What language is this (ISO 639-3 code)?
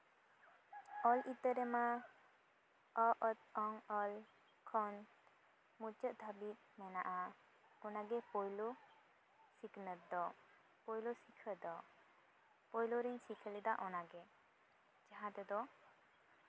sat